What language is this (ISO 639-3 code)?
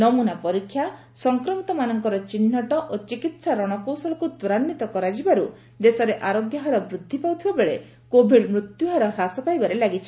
ori